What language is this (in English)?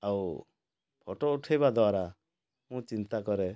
Odia